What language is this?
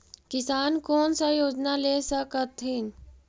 Magahi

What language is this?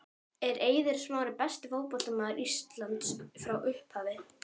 Icelandic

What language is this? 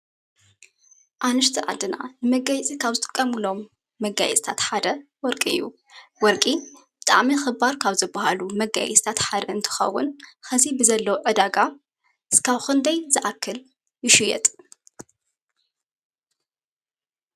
Tigrinya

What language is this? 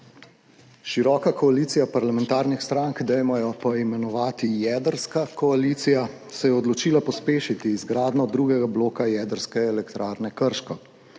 Slovenian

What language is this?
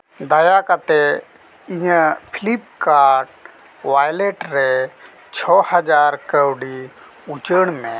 Santali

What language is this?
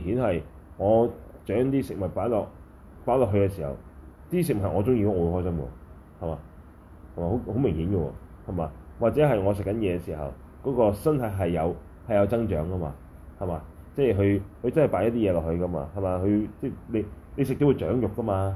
Chinese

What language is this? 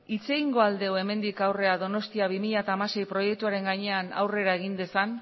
Basque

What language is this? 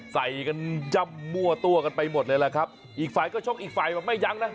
Thai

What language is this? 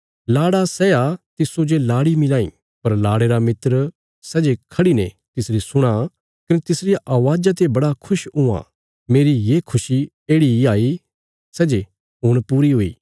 Bilaspuri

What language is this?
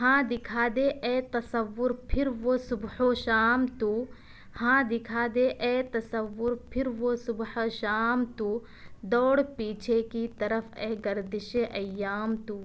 Urdu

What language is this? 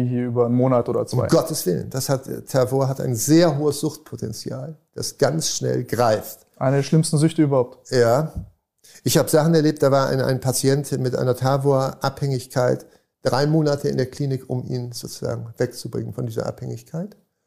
German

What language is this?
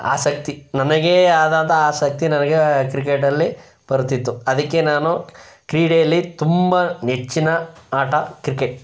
Kannada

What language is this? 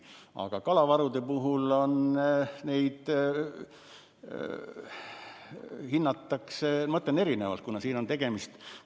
Estonian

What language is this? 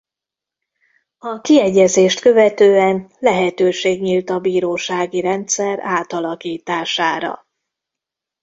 Hungarian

